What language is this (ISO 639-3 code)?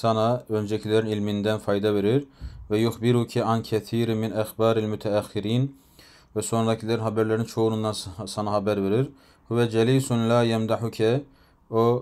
tur